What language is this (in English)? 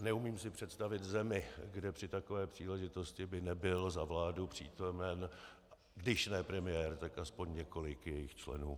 Czech